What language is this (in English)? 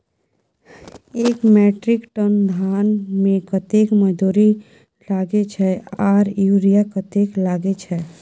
Maithili